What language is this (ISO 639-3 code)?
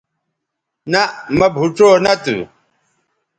btv